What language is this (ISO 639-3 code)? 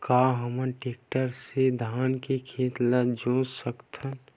hne